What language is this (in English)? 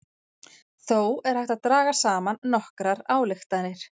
Icelandic